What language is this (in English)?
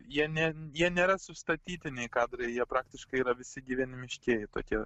Lithuanian